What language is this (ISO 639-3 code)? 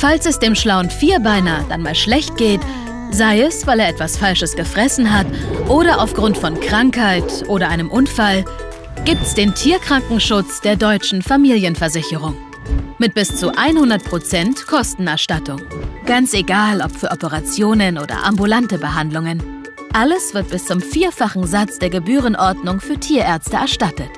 deu